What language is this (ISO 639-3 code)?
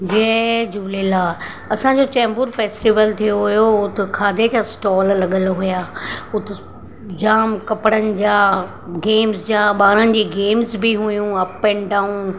snd